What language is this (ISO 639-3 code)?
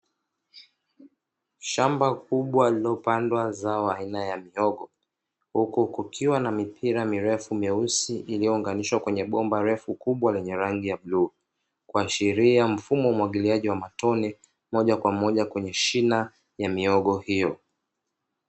swa